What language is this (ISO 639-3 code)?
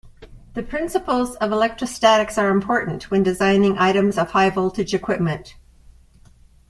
eng